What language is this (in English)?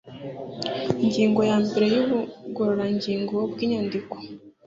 Kinyarwanda